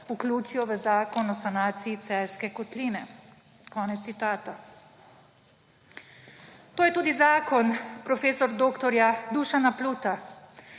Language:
Slovenian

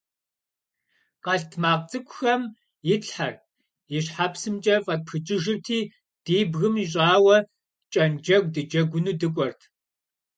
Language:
Kabardian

